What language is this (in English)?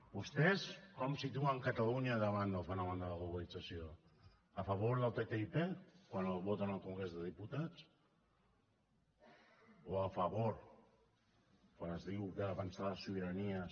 Catalan